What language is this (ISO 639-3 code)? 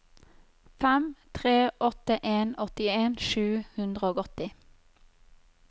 nor